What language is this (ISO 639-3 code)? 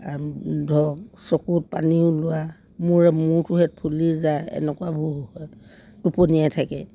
asm